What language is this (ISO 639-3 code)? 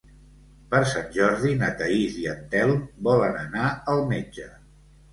cat